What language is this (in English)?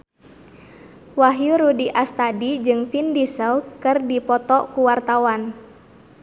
Sundanese